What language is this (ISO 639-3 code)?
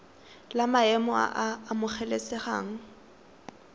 tsn